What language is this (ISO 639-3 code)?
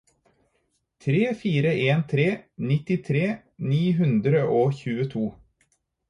nob